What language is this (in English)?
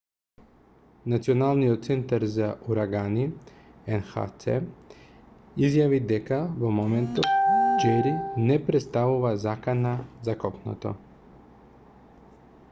Macedonian